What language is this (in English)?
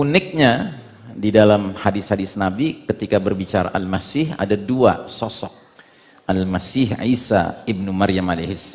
Indonesian